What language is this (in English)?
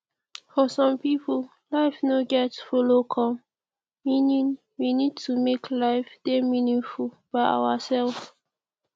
Nigerian Pidgin